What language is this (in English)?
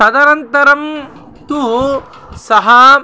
Sanskrit